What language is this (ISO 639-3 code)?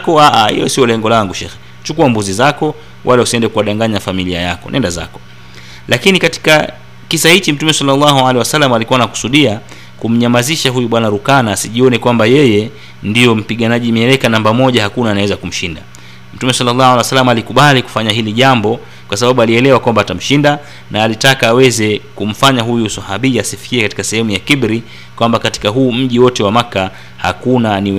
swa